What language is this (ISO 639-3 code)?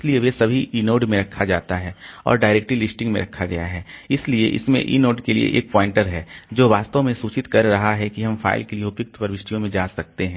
hin